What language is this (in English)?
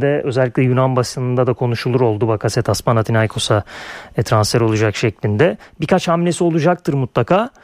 Turkish